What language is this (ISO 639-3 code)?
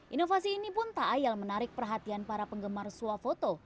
ind